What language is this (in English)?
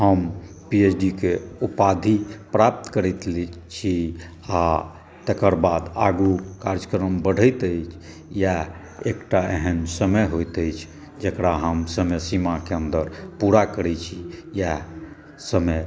Maithili